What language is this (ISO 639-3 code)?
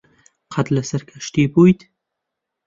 ckb